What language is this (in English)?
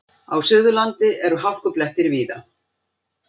Icelandic